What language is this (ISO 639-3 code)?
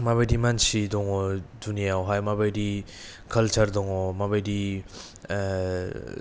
brx